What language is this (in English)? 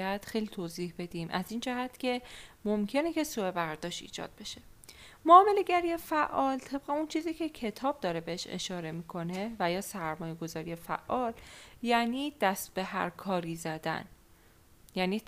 Persian